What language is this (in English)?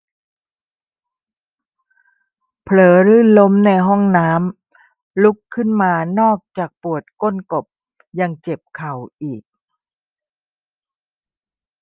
Thai